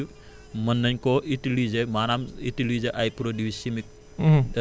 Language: Wolof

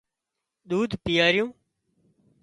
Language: Wadiyara Koli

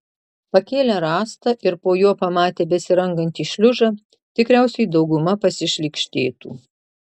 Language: Lithuanian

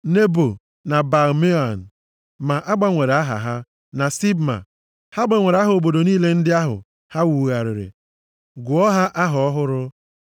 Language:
Igbo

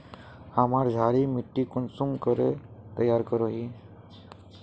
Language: Magahi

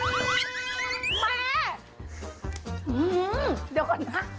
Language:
Thai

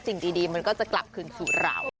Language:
Thai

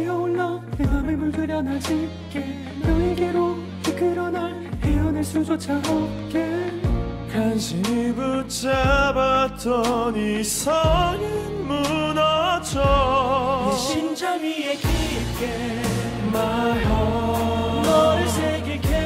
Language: Korean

